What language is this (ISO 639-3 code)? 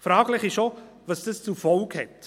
gsw